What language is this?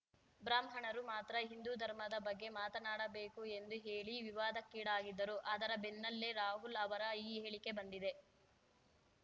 Kannada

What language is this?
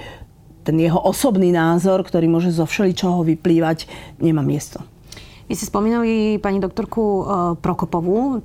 Slovak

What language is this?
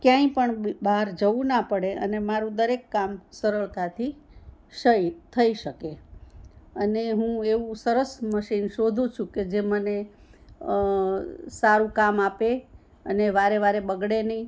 Gujarati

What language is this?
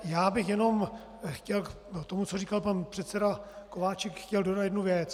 Czech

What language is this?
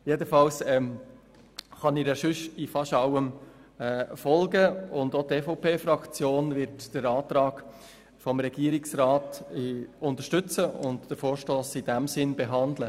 Swiss German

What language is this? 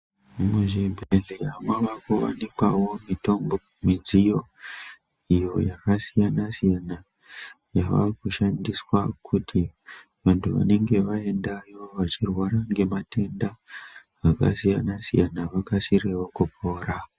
Ndau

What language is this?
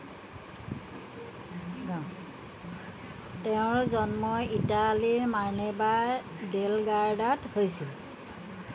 Assamese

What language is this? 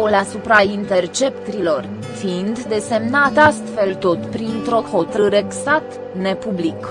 Romanian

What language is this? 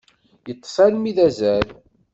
Kabyle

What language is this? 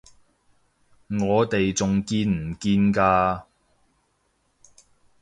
Cantonese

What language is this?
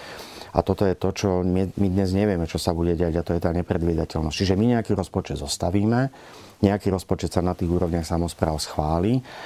Slovak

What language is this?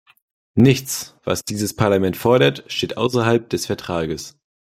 German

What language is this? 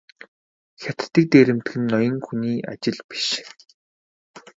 Mongolian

